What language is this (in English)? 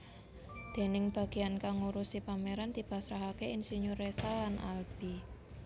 Javanese